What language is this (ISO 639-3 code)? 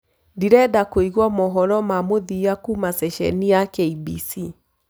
kik